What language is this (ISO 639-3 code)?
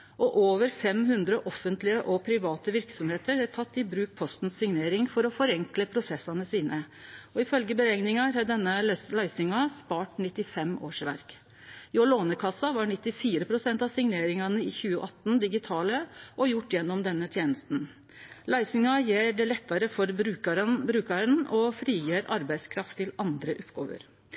nno